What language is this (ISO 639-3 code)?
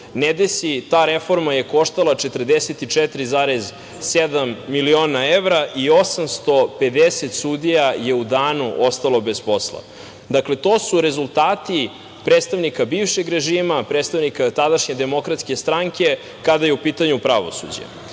srp